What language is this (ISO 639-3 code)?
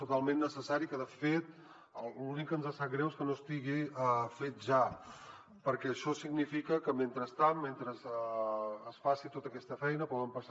cat